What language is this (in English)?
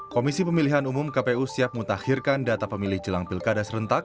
Indonesian